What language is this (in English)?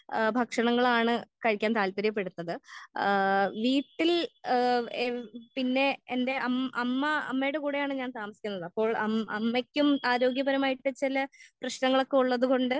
Malayalam